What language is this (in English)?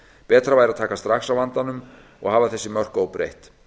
Icelandic